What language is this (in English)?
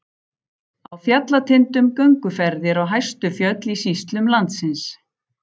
Icelandic